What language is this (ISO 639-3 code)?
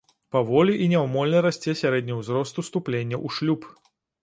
bel